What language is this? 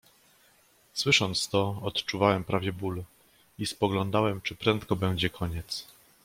Polish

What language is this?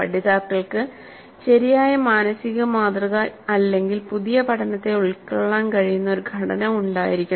Malayalam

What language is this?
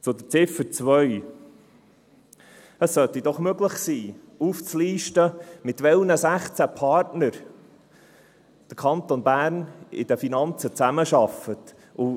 Swiss German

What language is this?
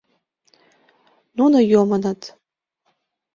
Mari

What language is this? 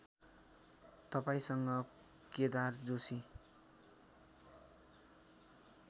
Nepali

